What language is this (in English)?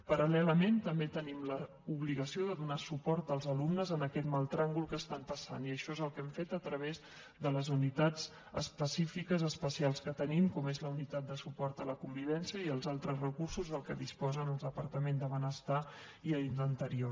Catalan